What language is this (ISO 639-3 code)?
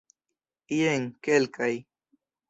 epo